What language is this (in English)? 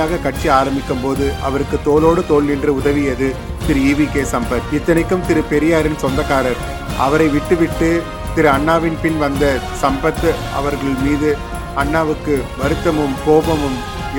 Tamil